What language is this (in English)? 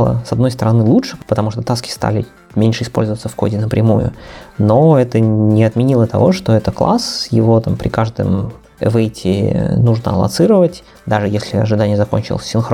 Russian